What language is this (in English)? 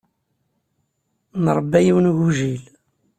Kabyle